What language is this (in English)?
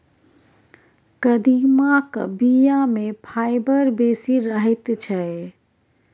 Maithili